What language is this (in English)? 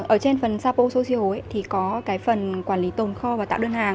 Vietnamese